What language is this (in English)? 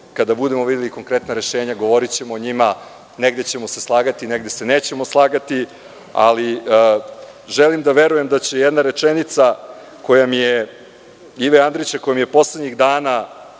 Serbian